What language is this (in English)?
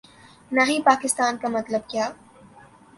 Urdu